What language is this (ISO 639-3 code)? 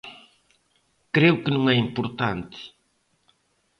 glg